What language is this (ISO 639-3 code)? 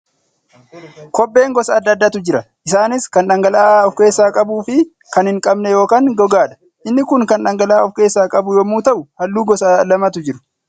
orm